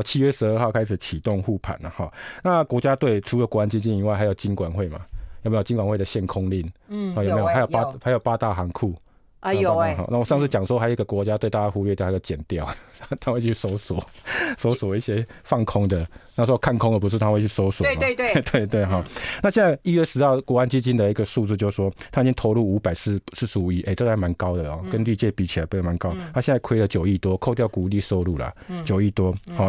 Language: Chinese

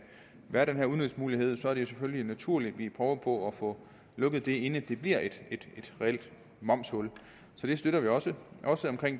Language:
Danish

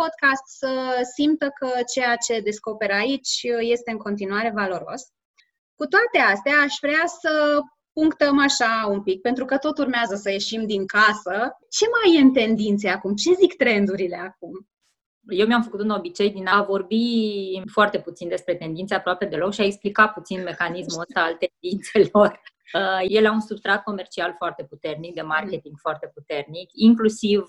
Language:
Romanian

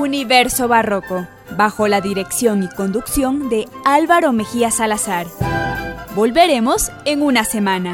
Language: Spanish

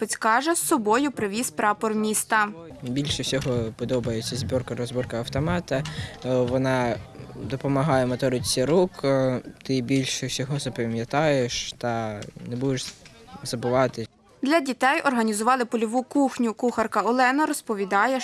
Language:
Ukrainian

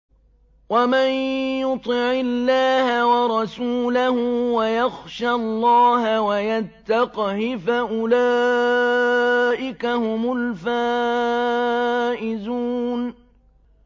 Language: Arabic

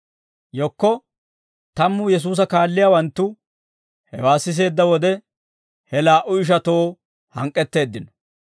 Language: Dawro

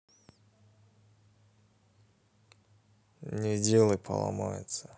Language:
Russian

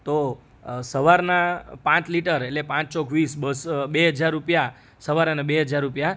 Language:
Gujarati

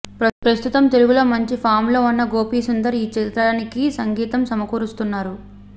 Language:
Telugu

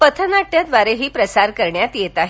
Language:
Marathi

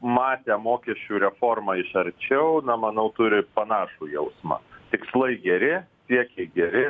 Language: Lithuanian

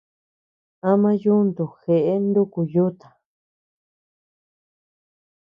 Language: Tepeuxila Cuicatec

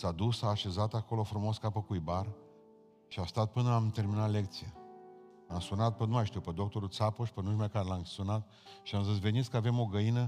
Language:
Romanian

